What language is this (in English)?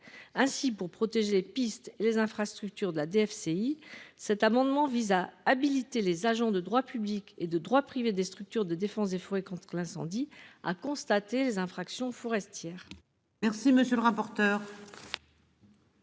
French